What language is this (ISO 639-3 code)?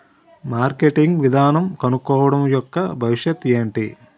tel